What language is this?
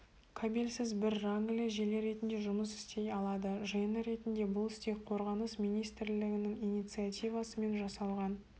Kazakh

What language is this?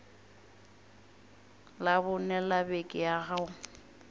Northern Sotho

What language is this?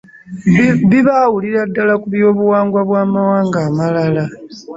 Ganda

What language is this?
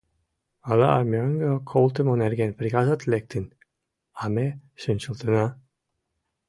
Mari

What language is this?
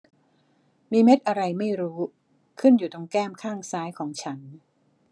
Thai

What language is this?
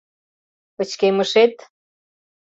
Mari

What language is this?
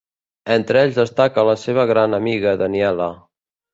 Catalan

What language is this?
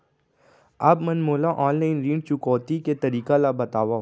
Chhattisgarhi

